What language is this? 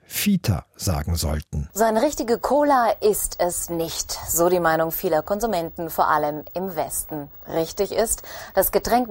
German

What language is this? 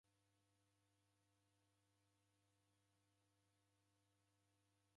Taita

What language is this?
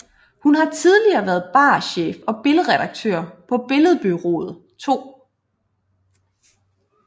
Danish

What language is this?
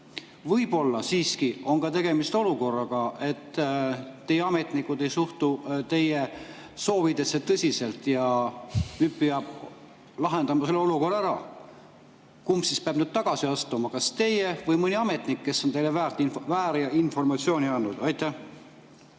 Estonian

